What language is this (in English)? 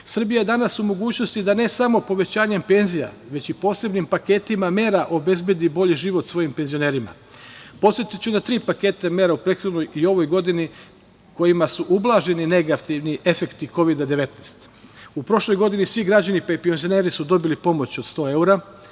Serbian